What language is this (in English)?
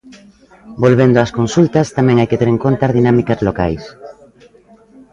Galician